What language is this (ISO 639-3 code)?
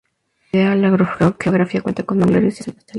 spa